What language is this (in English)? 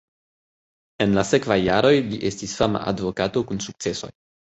Esperanto